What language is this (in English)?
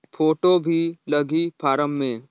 Chhattisgarhi